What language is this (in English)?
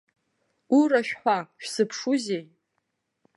Abkhazian